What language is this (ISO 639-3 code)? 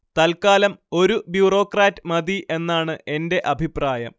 mal